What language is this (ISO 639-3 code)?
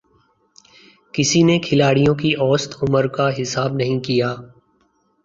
urd